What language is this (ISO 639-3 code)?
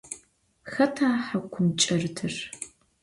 ady